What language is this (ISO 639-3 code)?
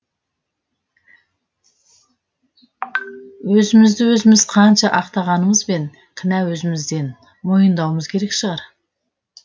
kaz